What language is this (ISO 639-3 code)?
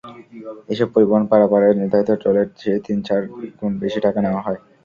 ben